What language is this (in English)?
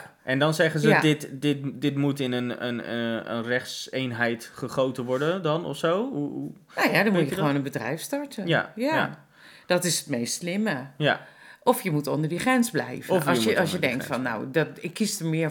Dutch